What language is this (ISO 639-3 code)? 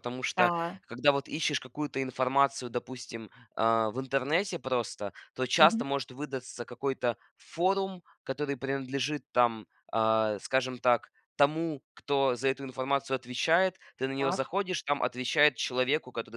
rus